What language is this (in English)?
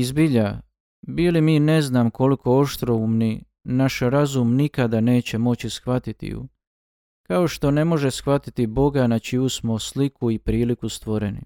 Croatian